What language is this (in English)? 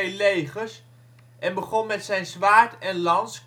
Dutch